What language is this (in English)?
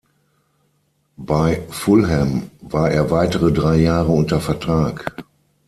German